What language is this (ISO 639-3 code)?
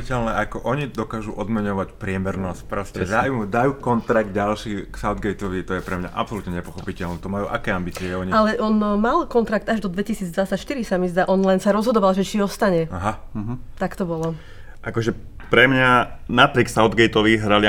slk